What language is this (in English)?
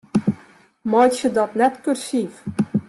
Western Frisian